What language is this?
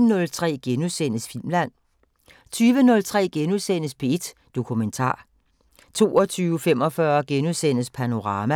Danish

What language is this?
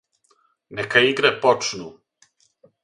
Serbian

